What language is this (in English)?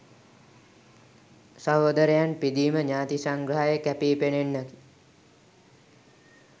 Sinhala